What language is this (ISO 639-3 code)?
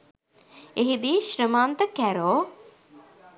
sin